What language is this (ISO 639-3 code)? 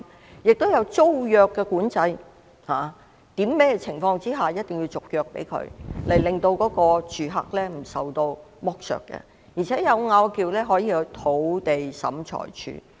yue